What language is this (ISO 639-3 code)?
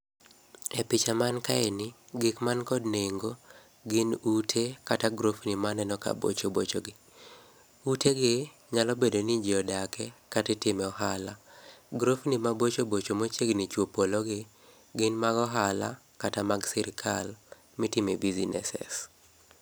luo